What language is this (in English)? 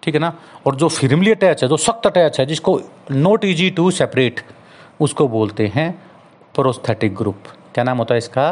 Hindi